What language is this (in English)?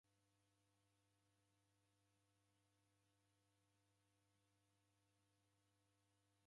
Taita